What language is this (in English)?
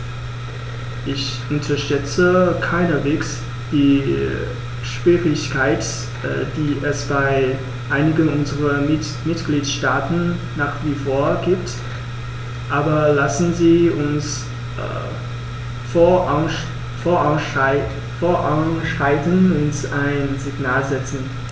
German